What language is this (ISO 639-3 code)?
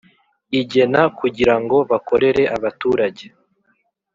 kin